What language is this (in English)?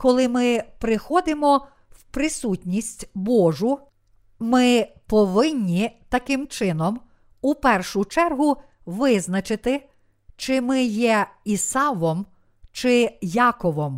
Ukrainian